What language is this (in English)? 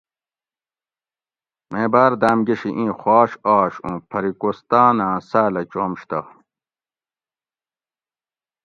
Gawri